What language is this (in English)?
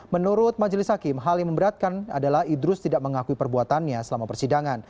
Indonesian